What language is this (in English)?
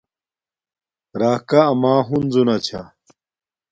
Domaaki